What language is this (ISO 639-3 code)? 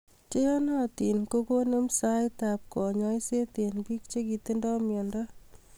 kln